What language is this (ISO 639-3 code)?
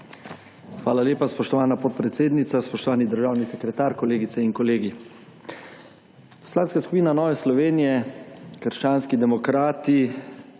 slv